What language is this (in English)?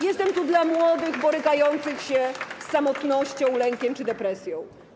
Polish